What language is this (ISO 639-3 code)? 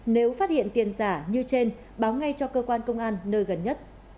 vie